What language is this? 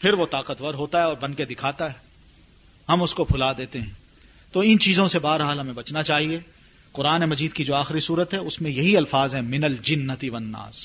Urdu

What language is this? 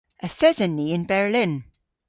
Cornish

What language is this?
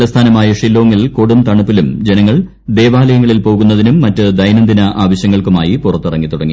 Malayalam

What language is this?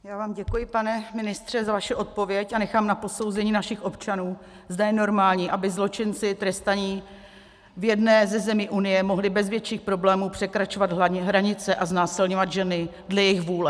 Czech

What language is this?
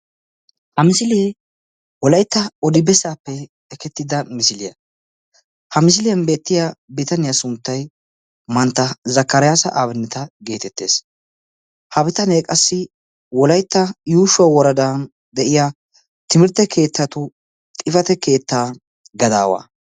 Wolaytta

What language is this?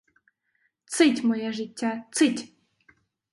Ukrainian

